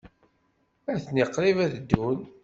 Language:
Kabyle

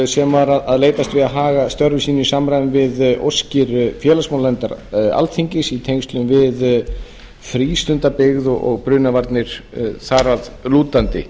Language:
Icelandic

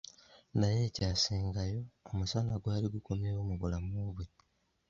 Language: Ganda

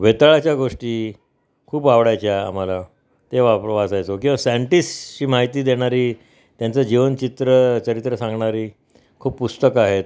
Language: Marathi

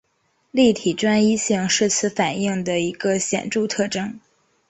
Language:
Chinese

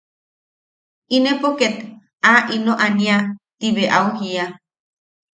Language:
Yaqui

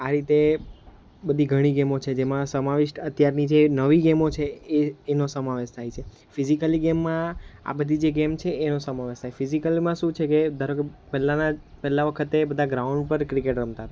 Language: Gujarati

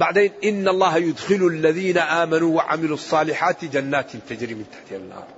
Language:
Arabic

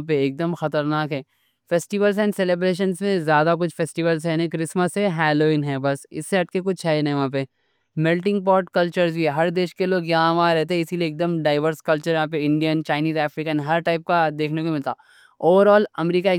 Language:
Deccan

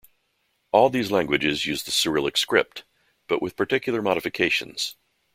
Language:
English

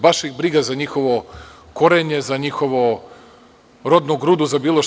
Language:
Serbian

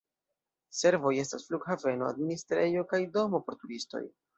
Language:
Esperanto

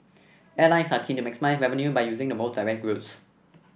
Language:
English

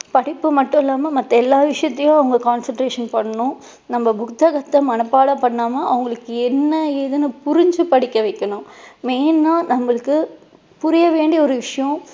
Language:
Tamil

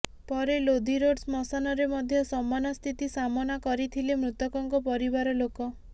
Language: Odia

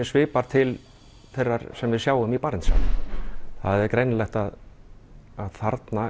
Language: Icelandic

